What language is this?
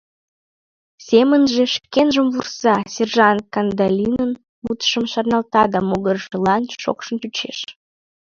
Mari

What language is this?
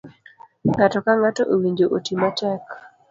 Luo (Kenya and Tanzania)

